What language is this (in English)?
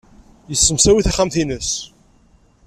Kabyle